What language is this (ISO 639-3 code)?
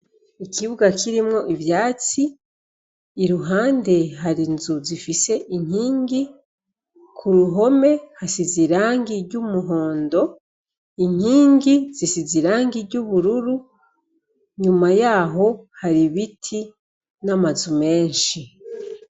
run